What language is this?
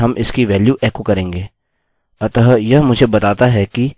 Hindi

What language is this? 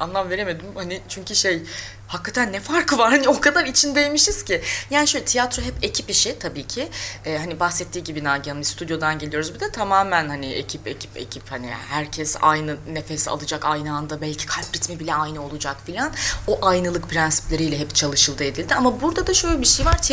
Turkish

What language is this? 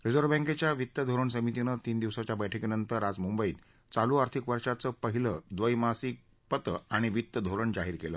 Marathi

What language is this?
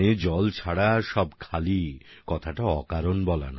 Bangla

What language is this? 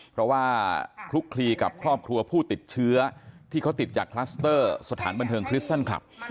Thai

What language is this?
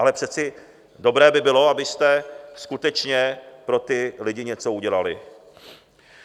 Czech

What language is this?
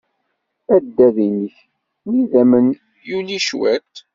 Kabyle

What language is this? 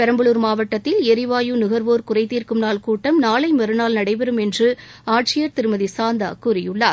Tamil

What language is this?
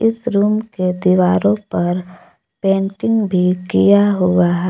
Hindi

